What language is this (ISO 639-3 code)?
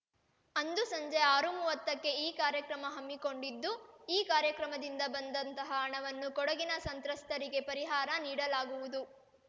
kan